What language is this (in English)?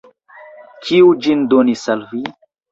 Esperanto